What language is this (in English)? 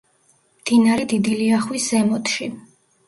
Georgian